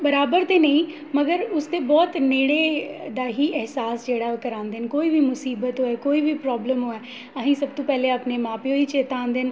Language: Dogri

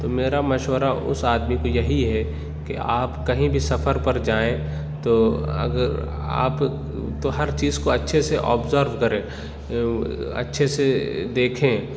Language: Urdu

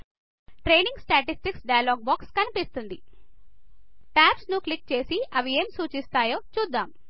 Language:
Telugu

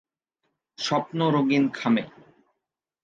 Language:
Bangla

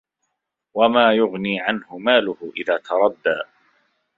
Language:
Arabic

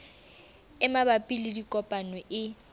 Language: Southern Sotho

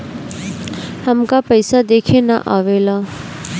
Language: Bhojpuri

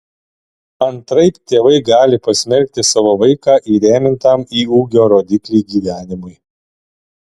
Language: Lithuanian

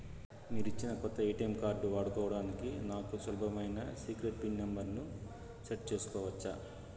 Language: Telugu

